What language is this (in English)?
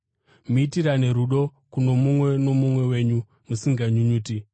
Shona